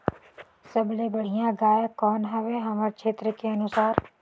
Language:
Chhattisgarhi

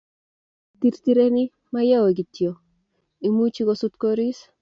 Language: Kalenjin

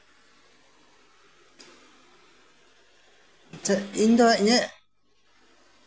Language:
Santali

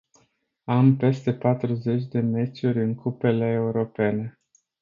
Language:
Romanian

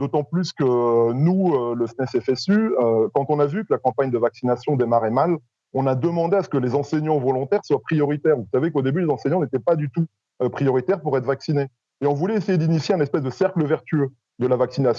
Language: French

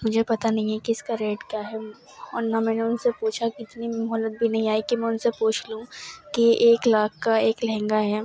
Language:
Urdu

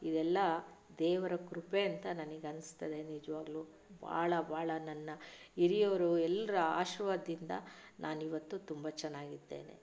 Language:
Kannada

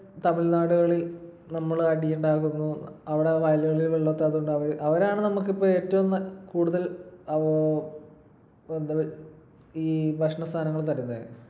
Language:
Malayalam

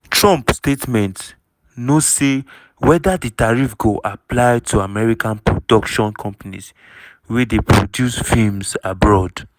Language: Nigerian Pidgin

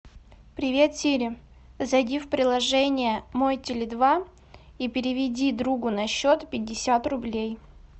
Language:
Russian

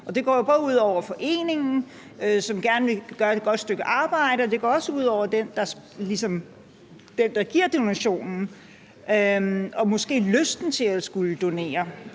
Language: Danish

